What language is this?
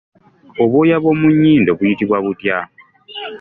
Ganda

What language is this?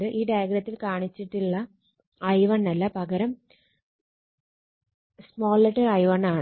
Malayalam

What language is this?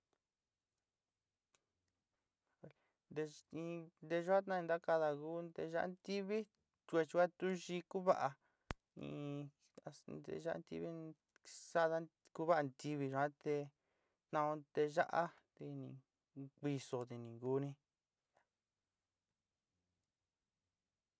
Sinicahua Mixtec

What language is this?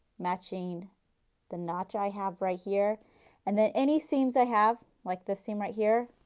English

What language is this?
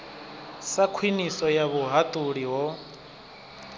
Venda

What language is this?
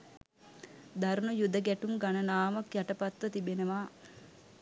Sinhala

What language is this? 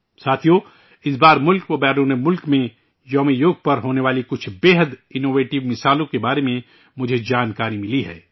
Urdu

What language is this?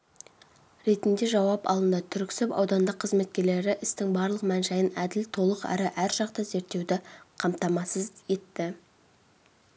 Kazakh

